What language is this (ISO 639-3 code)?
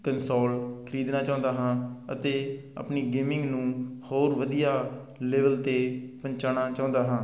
pan